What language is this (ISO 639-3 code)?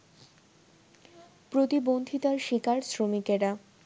ben